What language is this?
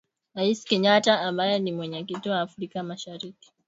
Swahili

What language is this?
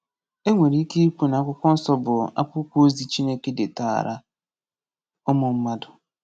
Igbo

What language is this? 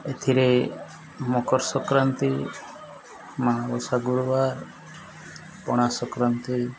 Odia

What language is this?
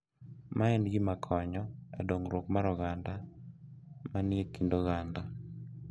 Luo (Kenya and Tanzania)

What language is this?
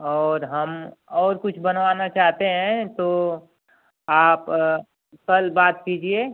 Hindi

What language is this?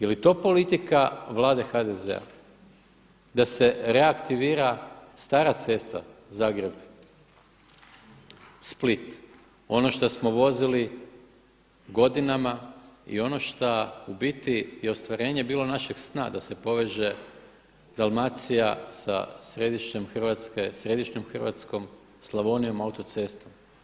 Croatian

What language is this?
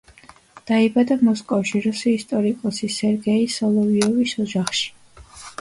Georgian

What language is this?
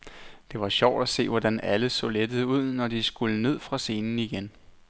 Danish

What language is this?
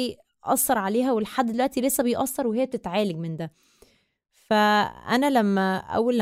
Arabic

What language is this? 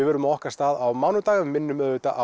Icelandic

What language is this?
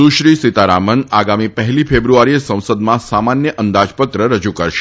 Gujarati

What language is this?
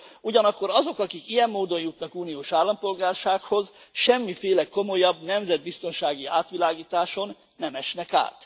Hungarian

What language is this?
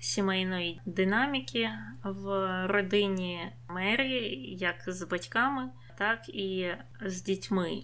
Ukrainian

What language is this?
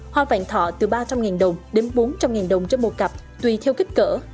Vietnamese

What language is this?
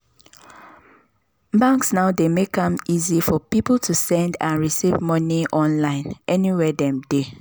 Nigerian Pidgin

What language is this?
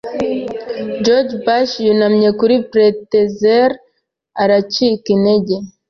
Kinyarwanda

